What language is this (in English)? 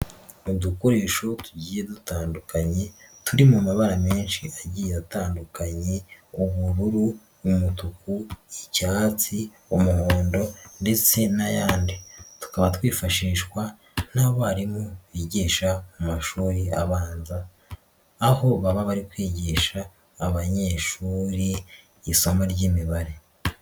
Kinyarwanda